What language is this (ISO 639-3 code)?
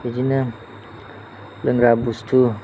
brx